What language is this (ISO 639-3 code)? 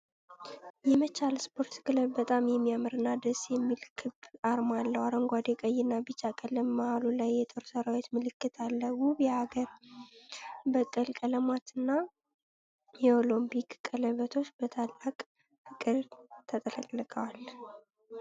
amh